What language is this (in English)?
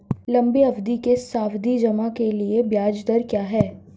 Hindi